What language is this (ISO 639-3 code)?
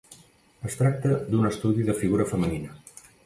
cat